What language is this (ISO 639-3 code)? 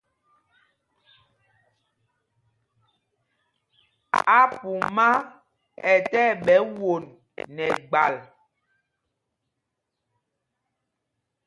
mgg